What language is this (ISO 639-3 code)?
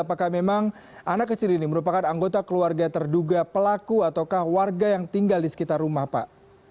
ind